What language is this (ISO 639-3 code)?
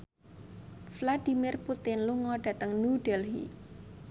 jav